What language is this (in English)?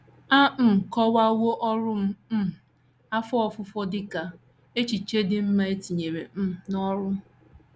Igbo